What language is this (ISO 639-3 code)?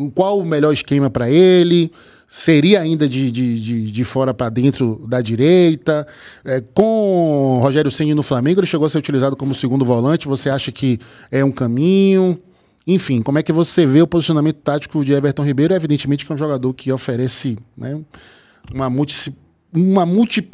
por